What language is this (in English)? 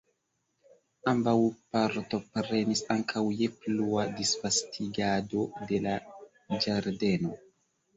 Esperanto